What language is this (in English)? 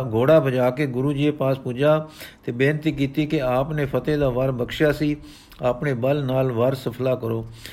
Punjabi